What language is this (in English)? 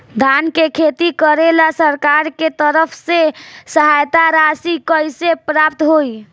Bhojpuri